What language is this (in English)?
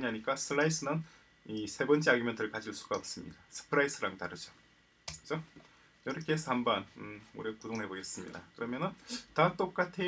Korean